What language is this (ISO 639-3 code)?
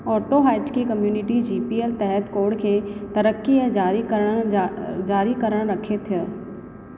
snd